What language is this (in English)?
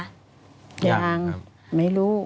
Thai